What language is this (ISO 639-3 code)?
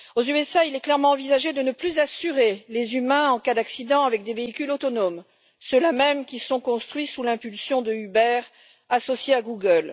fra